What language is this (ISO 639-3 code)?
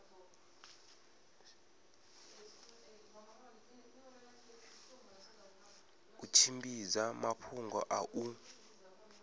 ven